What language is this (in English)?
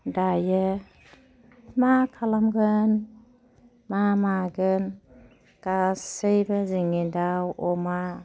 Bodo